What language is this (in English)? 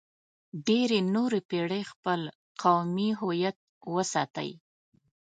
Pashto